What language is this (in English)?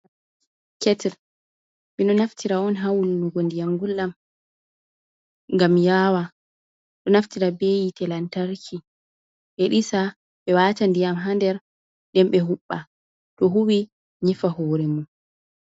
Fula